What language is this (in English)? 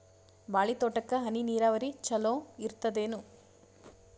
Kannada